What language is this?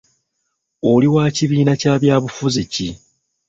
Ganda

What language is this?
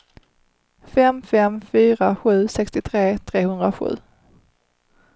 Swedish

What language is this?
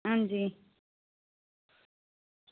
Dogri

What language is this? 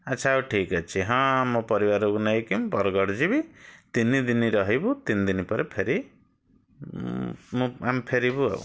Odia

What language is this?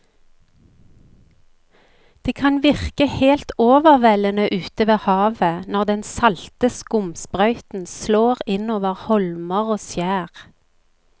Norwegian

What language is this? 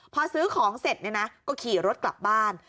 Thai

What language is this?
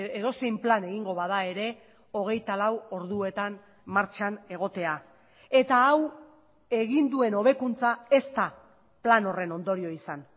Basque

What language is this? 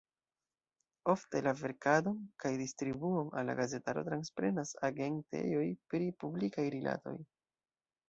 Esperanto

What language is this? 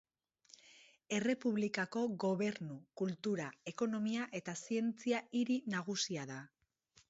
Basque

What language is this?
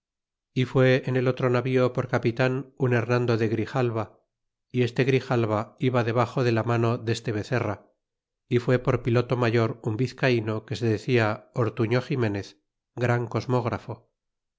Spanish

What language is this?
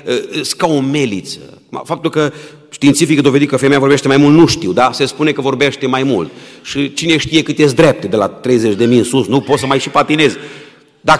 Romanian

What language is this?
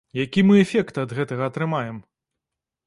Belarusian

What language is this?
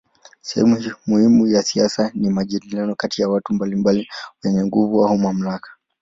Swahili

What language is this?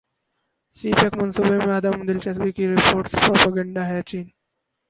Urdu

